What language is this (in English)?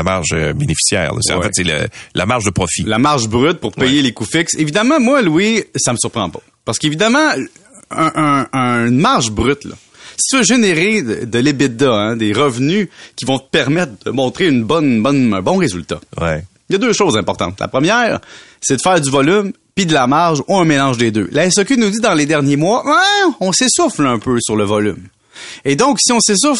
French